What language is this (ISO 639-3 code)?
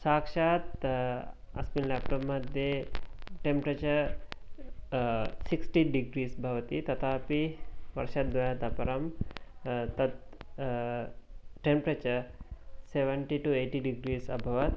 san